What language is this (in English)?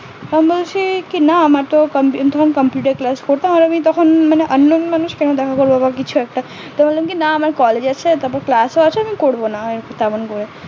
Bangla